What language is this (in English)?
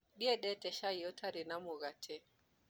Kikuyu